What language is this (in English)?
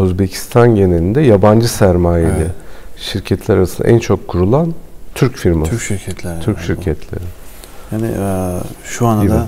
Turkish